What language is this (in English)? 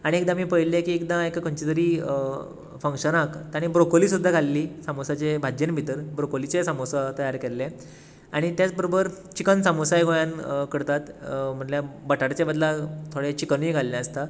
Konkani